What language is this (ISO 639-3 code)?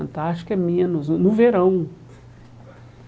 por